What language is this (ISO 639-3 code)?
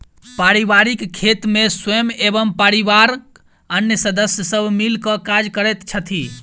mai